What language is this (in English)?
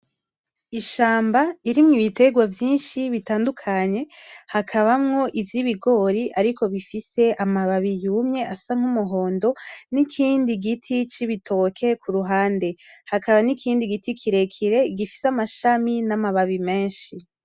Rundi